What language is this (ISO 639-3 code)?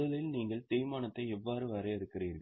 tam